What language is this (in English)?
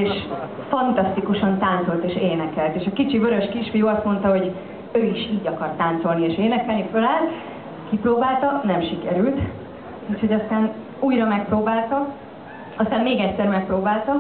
Hungarian